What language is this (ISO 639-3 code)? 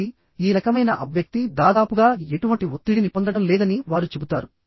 tel